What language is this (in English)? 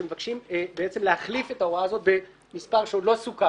Hebrew